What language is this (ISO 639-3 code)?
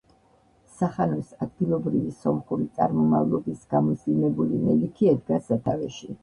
kat